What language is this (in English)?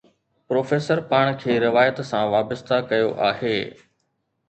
Sindhi